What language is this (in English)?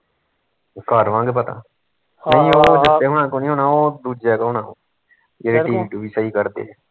Punjabi